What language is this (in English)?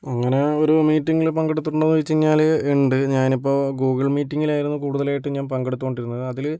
Malayalam